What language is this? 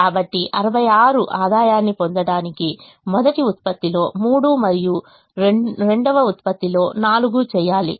Telugu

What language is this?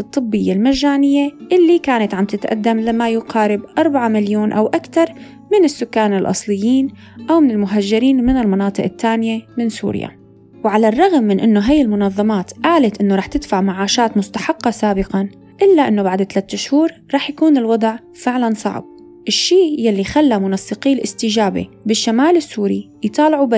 Arabic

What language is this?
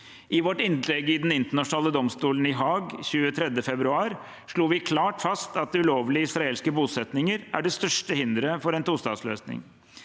Norwegian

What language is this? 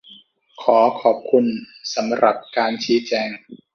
Thai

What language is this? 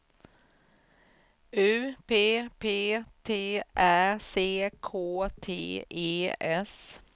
Swedish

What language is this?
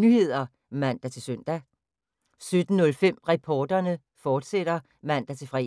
Danish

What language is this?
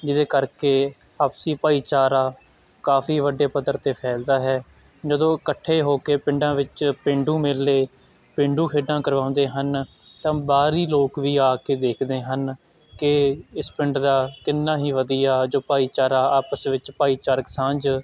Punjabi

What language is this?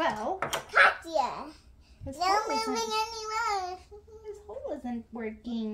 English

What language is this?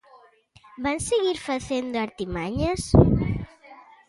Galician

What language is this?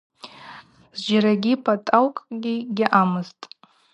Abaza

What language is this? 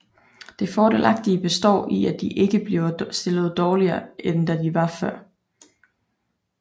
Danish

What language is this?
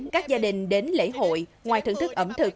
Vietnamese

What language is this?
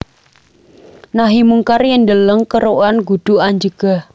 Javanese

